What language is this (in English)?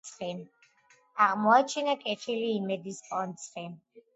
Georgian